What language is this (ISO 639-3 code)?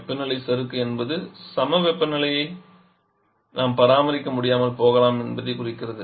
tam